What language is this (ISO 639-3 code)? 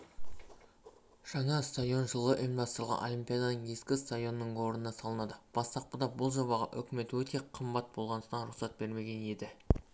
kaz